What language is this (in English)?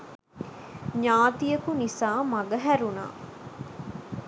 Sinhala